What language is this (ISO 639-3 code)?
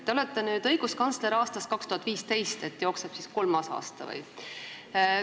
est